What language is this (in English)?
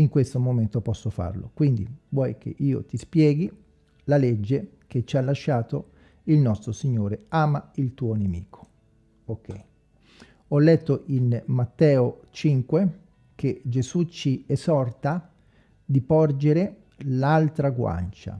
Italian